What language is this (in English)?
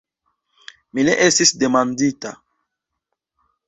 Esperanto